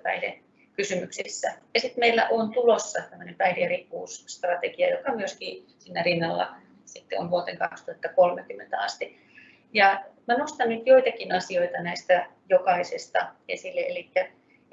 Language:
Finnish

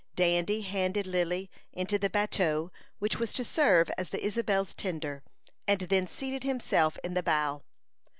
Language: English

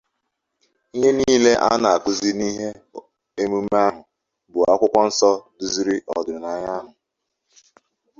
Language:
Igbo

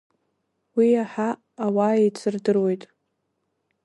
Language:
Abkhazian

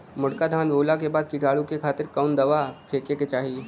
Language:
Bhojpuri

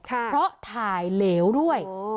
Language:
Thai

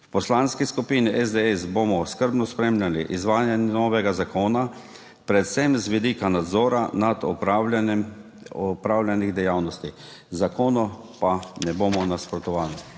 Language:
Slovenian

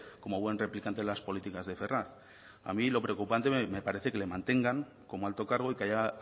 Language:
Spanish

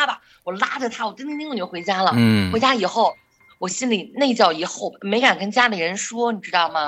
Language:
Chinese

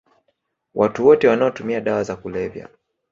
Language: Swahili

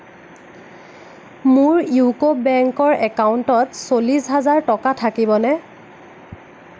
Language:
Assamese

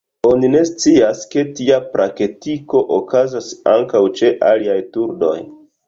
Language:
Esperanto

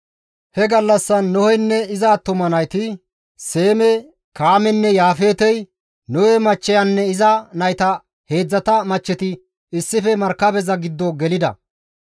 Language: Gamo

